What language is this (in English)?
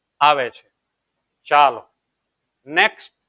Gujarati